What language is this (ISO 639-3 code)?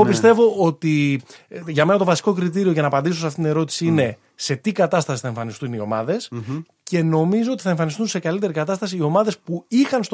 ell